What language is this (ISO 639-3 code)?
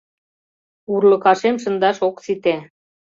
chm